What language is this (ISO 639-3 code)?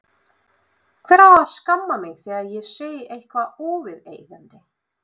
isl